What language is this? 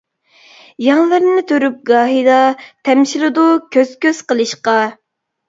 Uyghur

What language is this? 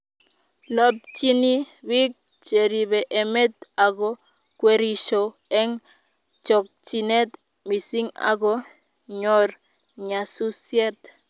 Kalenjin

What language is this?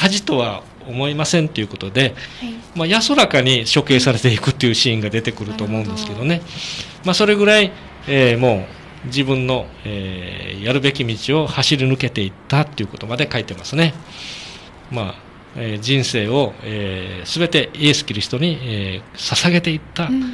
Japanese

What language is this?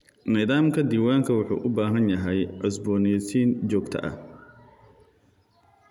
Somali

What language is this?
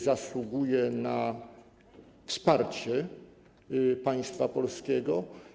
Polish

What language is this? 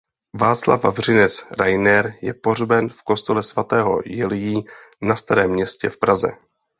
Czech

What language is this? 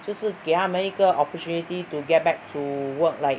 English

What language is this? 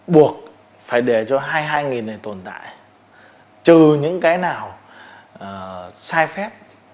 Vietnamese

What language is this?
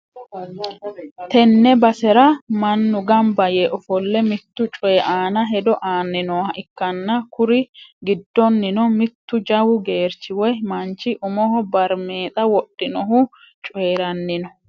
Sidamo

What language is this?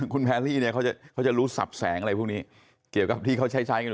Thai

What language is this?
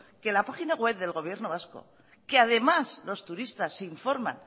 Spanish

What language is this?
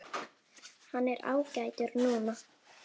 Icelandic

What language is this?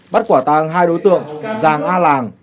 Vietnamese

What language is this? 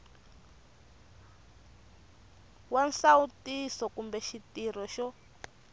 Tsonga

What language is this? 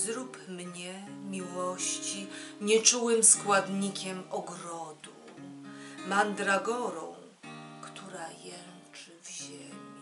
Polish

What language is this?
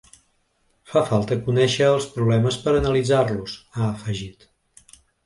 Catalan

